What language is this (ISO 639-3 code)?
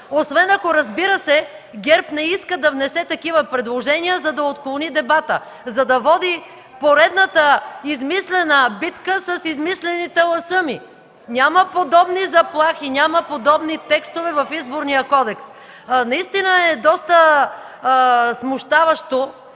bul